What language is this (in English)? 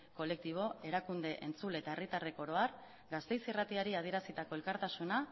Basque